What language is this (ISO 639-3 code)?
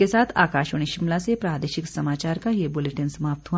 hin